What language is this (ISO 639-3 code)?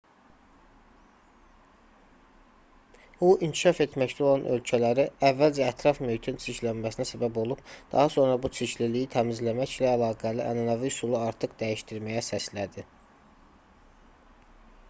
aze